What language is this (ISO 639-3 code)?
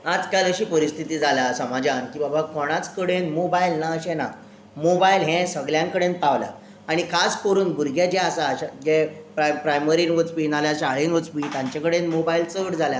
kok